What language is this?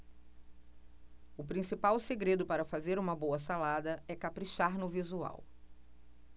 Portuguese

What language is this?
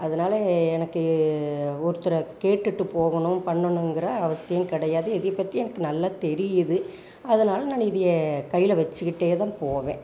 Tamil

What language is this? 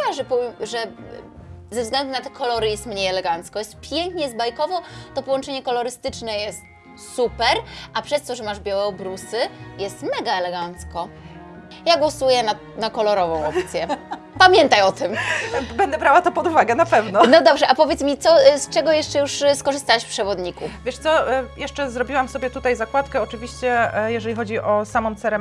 Polish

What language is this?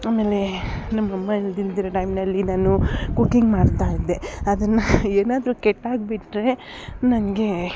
Kannada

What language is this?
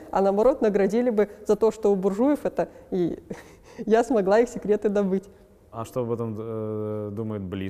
Russian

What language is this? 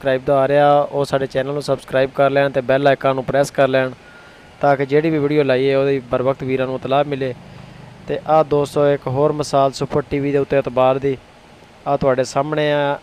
Punjabi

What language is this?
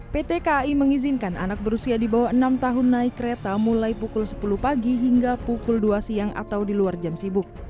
Indonesian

